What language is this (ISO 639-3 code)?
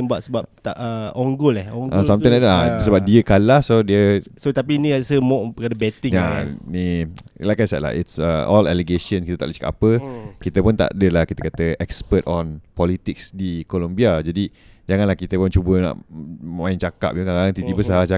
msa